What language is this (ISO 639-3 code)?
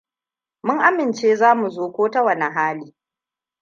hau